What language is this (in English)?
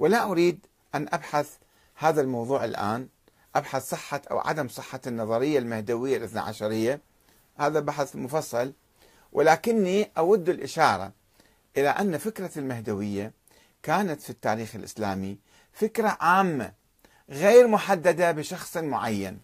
Arabic